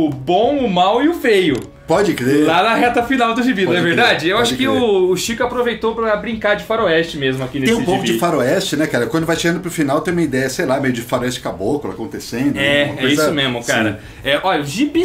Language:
Portuguese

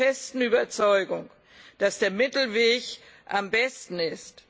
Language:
German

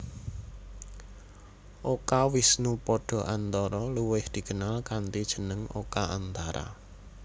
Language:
Javanese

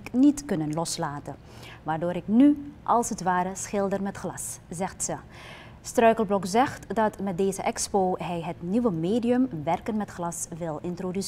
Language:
Dutch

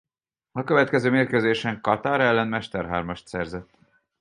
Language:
Hungarian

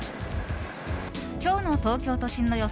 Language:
Japanese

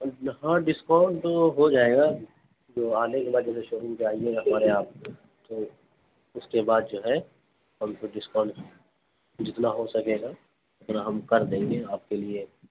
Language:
Urdu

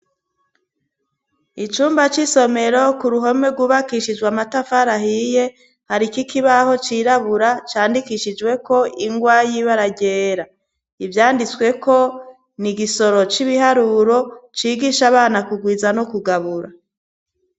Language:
Rundi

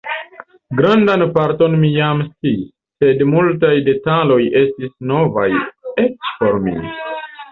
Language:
Esperanto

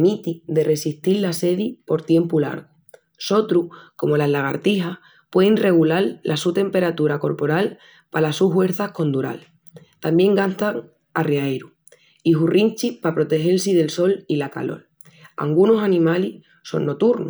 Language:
Extremaduran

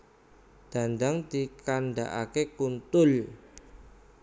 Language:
Javanese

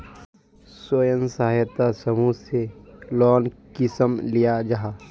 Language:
Magahi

